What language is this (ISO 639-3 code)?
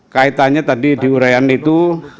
ind